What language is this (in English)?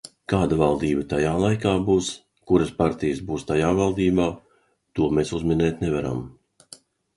Latvian